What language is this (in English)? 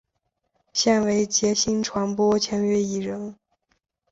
Chinese